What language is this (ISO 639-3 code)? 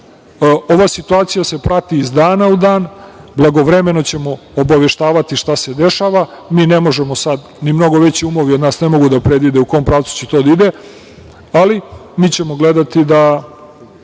srp